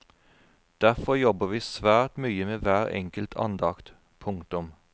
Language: Norwegian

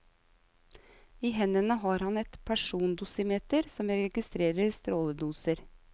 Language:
Norwegian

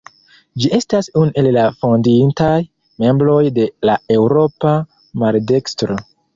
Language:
Esperanto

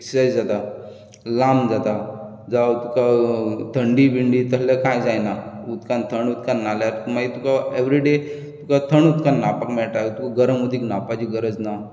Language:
Konkani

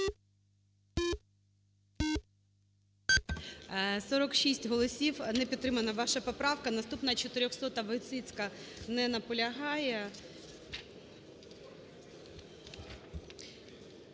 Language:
Ukrainian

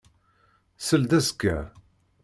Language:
Kabyle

